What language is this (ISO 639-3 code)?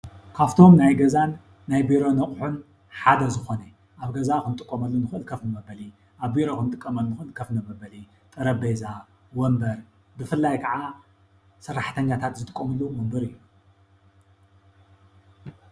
tir